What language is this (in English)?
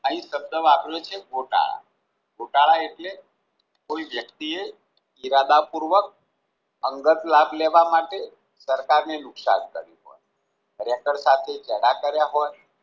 Gujarati